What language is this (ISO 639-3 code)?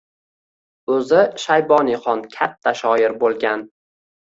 uzb